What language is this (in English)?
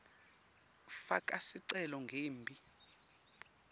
Swati